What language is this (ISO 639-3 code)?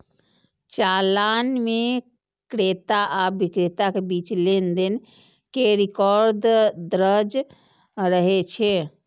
mai